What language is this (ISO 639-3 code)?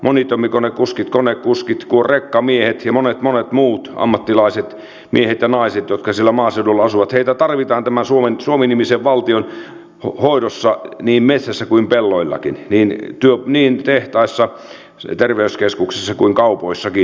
fin